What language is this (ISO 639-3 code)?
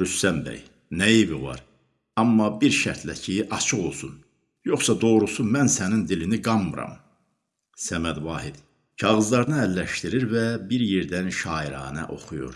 tur